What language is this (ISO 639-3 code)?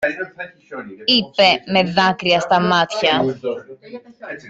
ell